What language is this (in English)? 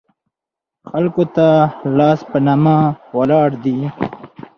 Pashto